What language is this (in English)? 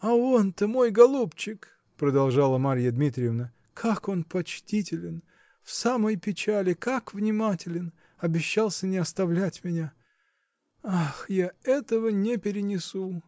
Russian